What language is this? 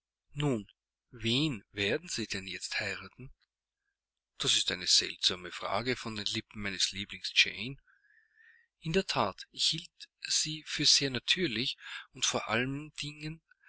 German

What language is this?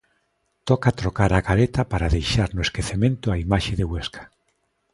Galician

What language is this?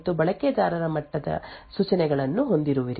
Kannada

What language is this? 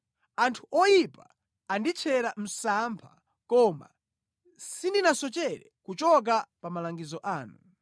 Nyanja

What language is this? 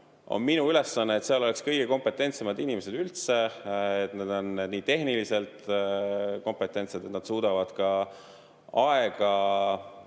Estonian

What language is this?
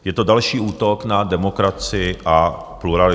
Czech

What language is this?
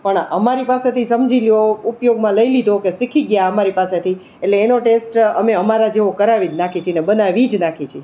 Gujarati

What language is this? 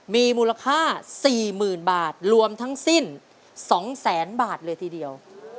Thai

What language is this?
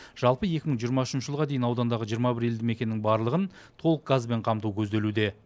Kazakh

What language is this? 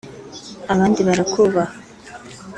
Kinyarwanda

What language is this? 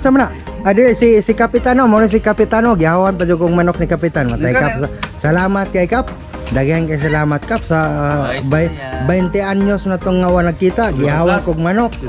Filipino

